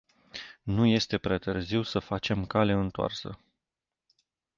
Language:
Romanian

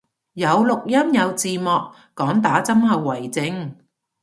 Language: Cantonese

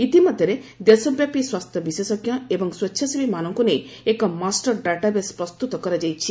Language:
Odia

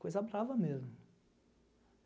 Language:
Portuguese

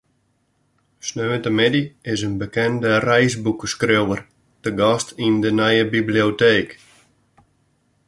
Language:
Western Frisian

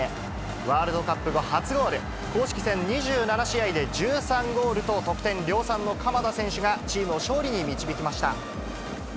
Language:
Japanese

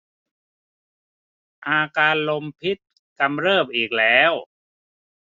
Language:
Thai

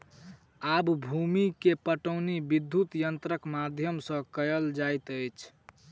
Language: Maithili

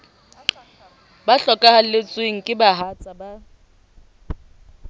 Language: Southern Sotho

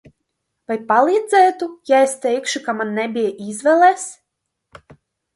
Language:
Latvian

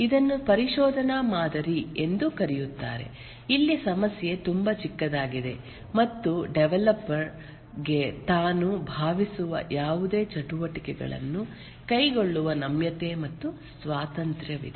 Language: Kannada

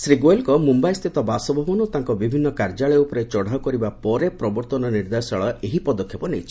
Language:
Odia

